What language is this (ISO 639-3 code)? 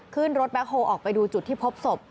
tha